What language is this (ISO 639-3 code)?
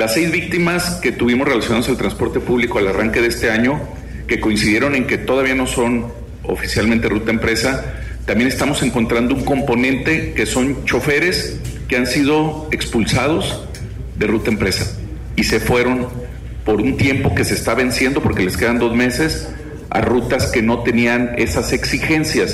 spa